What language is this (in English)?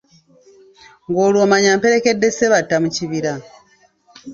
Ganda